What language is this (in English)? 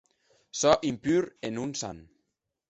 Occitan